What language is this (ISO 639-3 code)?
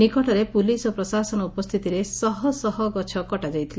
ori